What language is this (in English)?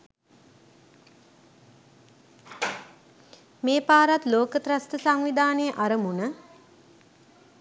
Sinhala